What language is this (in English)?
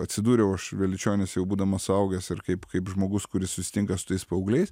Lithuanian